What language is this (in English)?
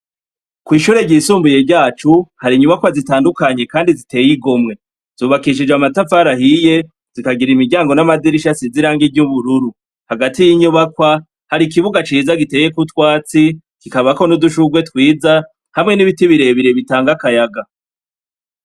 Rundi